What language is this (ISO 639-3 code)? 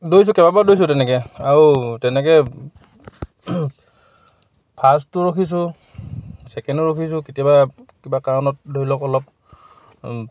asm